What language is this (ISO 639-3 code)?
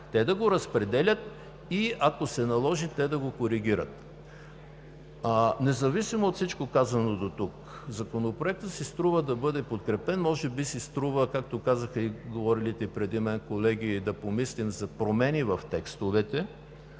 bul